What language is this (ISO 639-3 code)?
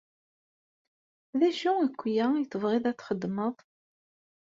kab